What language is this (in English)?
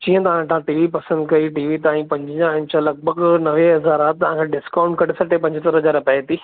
Sindhi